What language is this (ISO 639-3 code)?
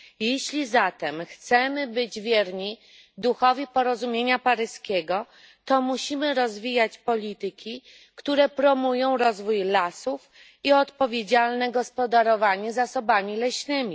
pol